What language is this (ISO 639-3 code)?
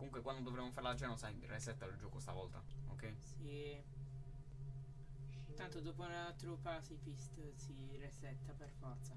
ita